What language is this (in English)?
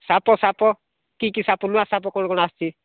Odia